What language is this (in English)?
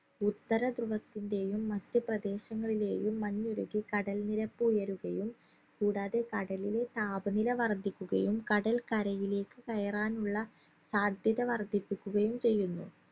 Malayalam